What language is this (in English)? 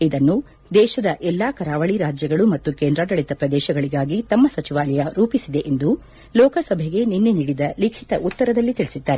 Kannada